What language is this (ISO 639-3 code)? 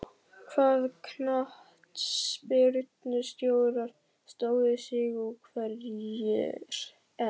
isl